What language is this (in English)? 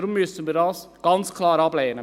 Swiss German